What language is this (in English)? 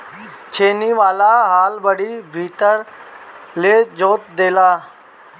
Bhojpuri